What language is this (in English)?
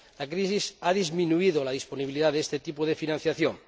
Spanish